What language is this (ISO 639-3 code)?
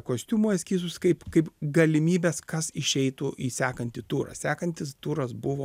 lit